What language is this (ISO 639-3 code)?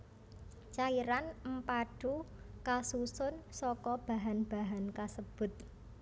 jav